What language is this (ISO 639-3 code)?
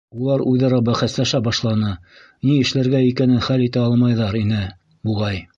bak